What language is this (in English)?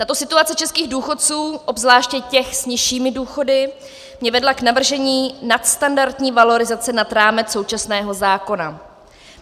Czech